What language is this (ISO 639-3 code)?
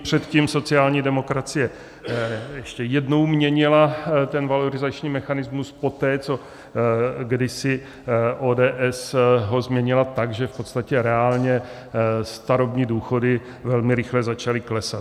ces